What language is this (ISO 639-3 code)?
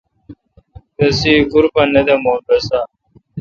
xka